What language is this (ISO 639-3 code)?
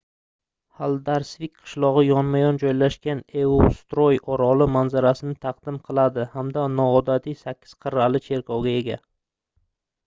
uzb